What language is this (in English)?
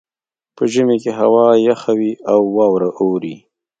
Pashto